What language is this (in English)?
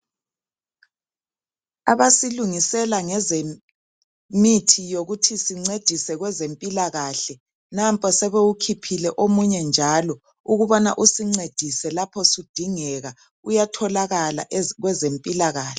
North Ndebele